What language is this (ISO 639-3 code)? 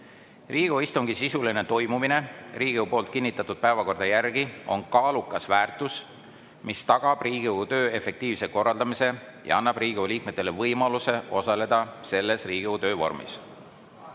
est